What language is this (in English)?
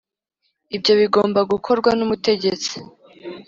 Kinyarwanda